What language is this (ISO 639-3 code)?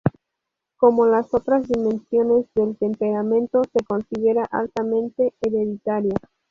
spa